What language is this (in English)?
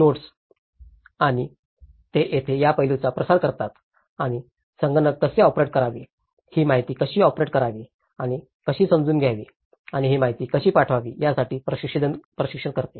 Marathi